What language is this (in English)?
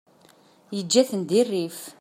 Kabyle